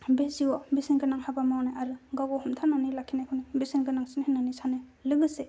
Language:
Bodo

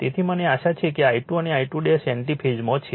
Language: Gujarati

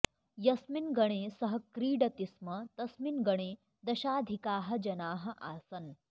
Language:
Sanskrit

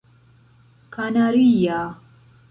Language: Esperanto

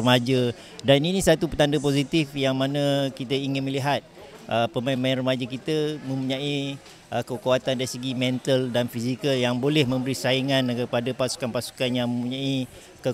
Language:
Malay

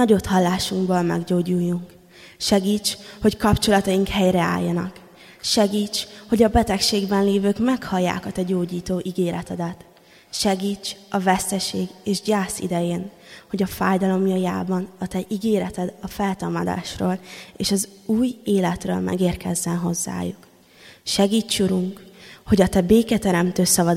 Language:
Hungarian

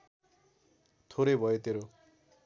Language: Nepali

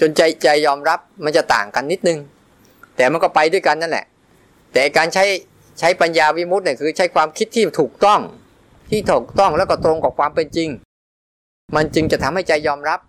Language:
Thai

